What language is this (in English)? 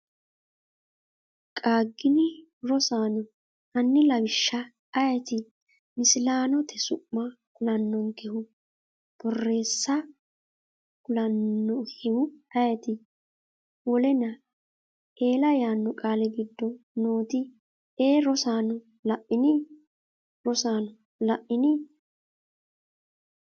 Sidamo